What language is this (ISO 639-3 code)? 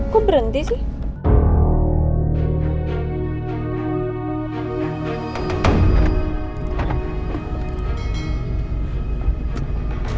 ind